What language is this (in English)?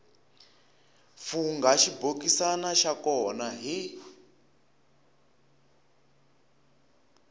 Tsonga